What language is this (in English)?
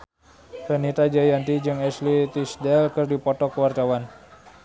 Sundanese